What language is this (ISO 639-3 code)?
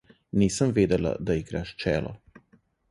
slv